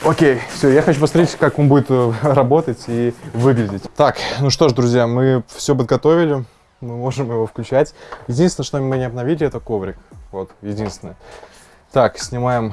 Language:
Russian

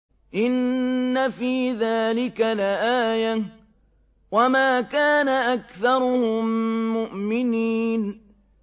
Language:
Arabic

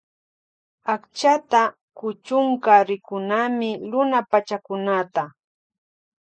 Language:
Loja Highland Quichua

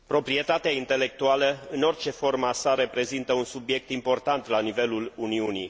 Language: Romanian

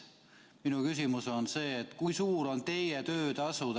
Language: Estonian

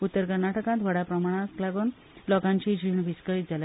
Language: Konkani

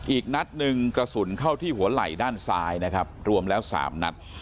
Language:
Thai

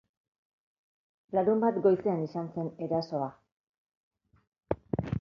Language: Basque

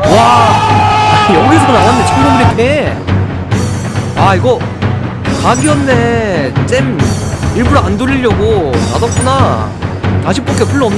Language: Korean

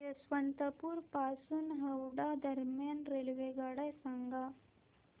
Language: Marathi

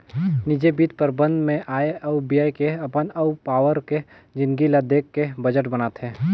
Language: Chhattisgarhi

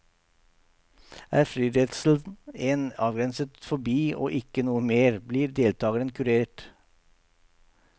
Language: Norwegian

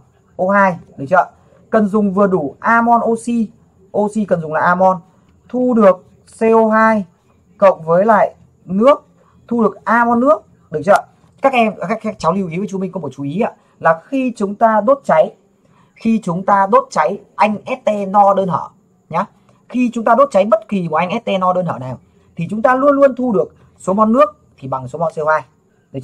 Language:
Vietnamese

